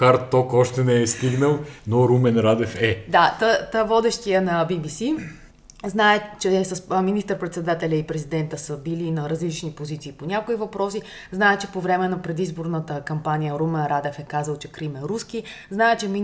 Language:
Bulgarian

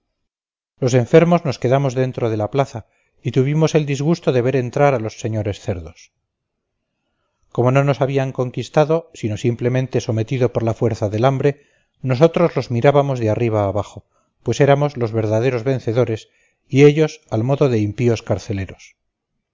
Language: Spanish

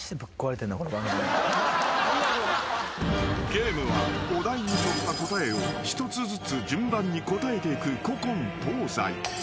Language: Japanese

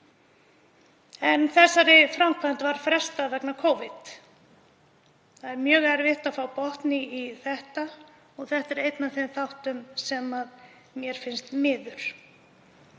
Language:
Icelandic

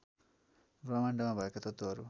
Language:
Nepali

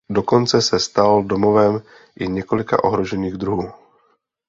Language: Czech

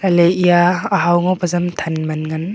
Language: Wancho Naga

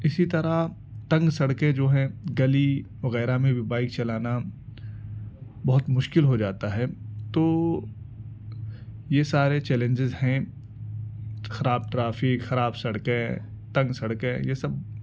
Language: Urdu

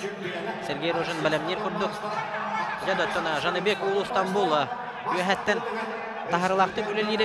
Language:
Turkish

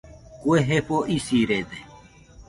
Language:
Nüpode Huitoto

